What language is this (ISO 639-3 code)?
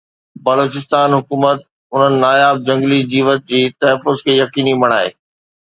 snd